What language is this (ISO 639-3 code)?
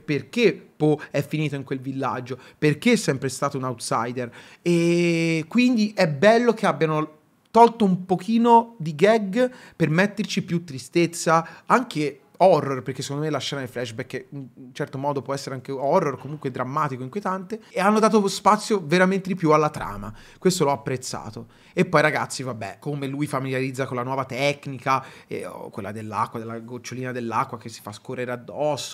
ita